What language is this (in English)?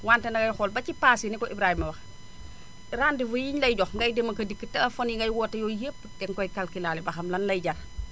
Wolof